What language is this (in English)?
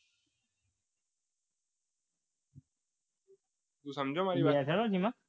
Gujarati